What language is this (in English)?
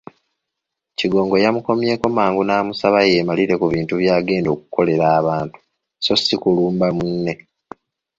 Ganda